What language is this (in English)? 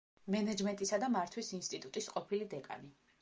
Georgian